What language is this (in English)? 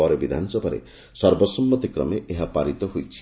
Odia